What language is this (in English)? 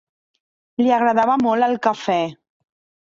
Catalan